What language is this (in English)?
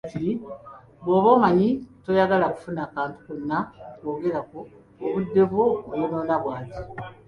Ganda